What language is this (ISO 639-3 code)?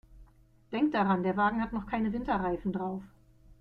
deu